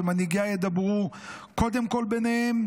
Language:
Hebrew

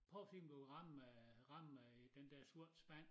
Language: Danish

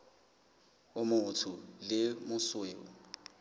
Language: Southern Sotho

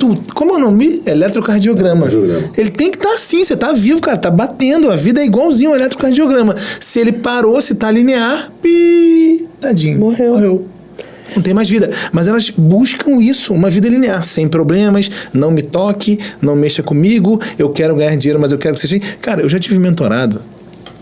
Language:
Portuguese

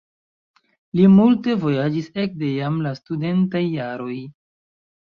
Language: Esperanto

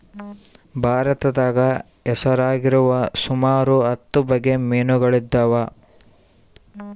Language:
Kannada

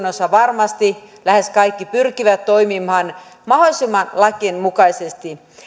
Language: Finnish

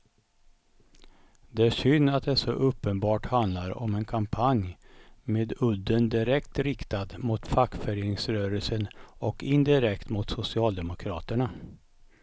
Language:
Swedish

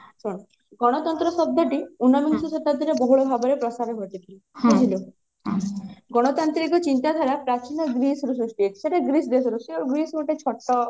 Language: Odia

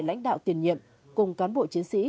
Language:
Vietnamese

